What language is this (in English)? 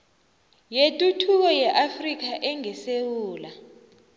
South Ndebele